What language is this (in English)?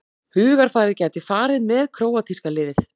Icelandic